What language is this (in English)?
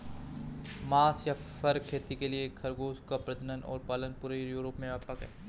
Hindi